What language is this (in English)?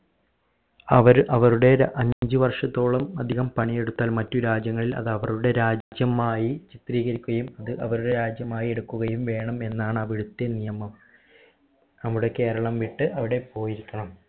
Malayalam